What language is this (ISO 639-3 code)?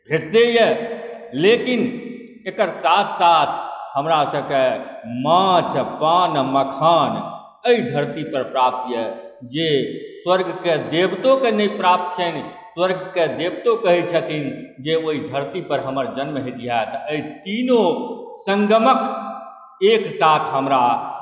mai